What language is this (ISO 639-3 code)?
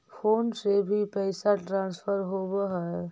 mag